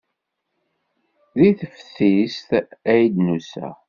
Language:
Kabyle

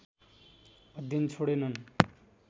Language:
Nepali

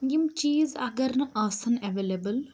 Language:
Kashmiri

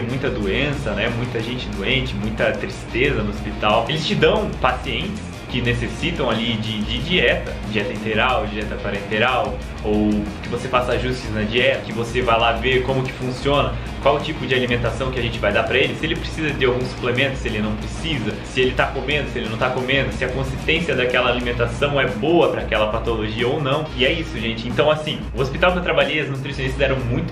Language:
Portuguese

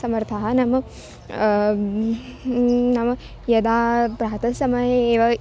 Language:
Sanskrit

